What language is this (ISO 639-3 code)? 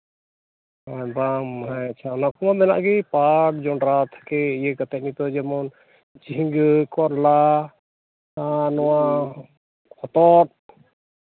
sat